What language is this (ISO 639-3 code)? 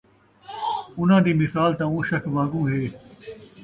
skr